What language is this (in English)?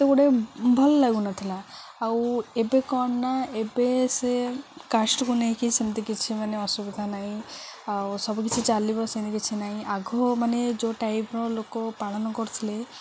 Odia